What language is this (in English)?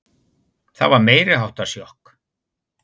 Icelandic